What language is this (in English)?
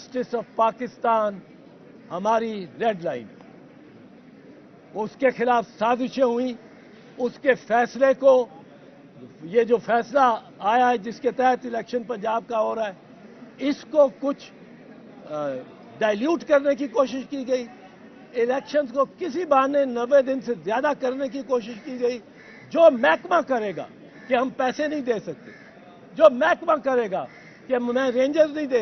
Turkish